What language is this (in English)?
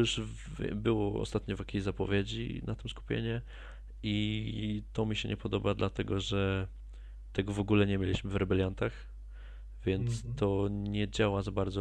Polish